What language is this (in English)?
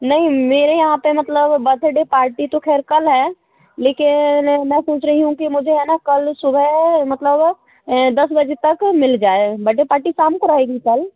Hindi